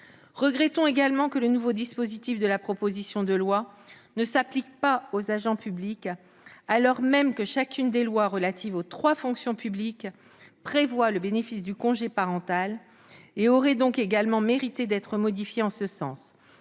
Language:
French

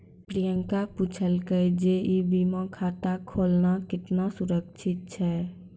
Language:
Maithili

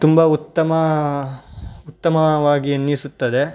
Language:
Kannada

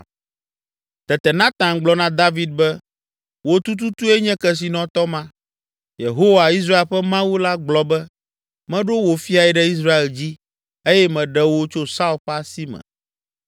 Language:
Ewe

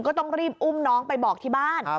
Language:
Thai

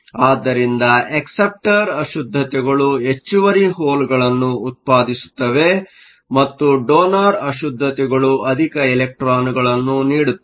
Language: Kannada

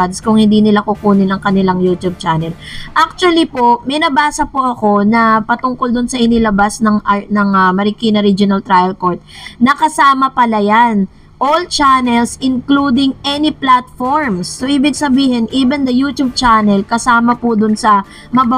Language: Filipino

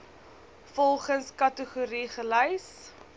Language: Afrikaans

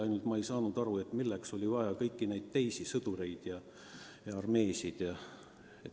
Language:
Estonian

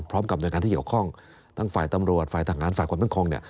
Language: Thai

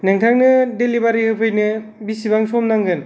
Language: Bodo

